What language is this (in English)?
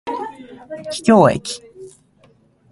Japanese